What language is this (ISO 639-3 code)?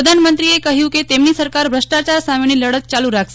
guj